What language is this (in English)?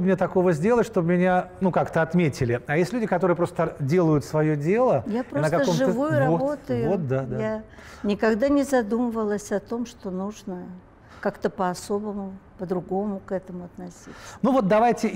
Russian